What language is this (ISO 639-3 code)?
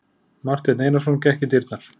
isl